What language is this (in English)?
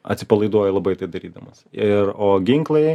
Lithuanian